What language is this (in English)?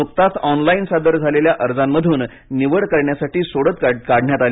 Marathi